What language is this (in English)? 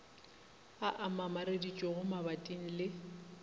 Northern Sotho